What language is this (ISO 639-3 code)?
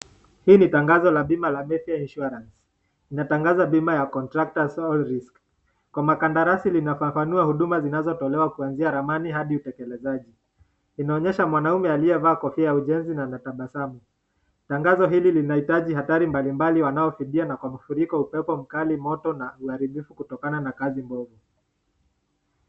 swa